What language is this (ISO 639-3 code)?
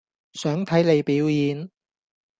yue